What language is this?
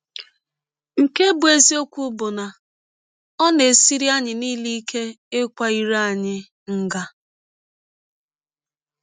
Igbo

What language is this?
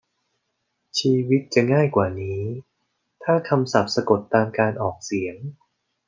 Thai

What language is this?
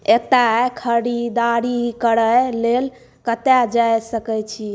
Maithili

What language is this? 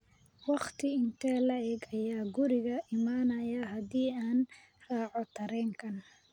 Somali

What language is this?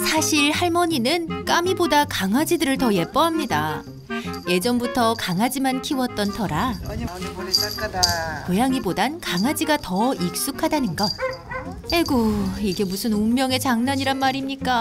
Korean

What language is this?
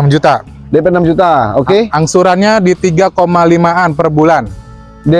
Indonesian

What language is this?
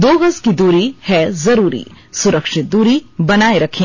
Hindi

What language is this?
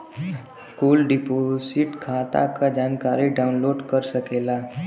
Bhojpuri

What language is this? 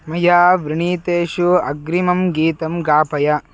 Sanskrit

